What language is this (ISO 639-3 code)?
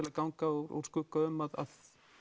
isl